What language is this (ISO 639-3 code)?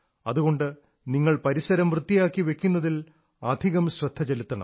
mal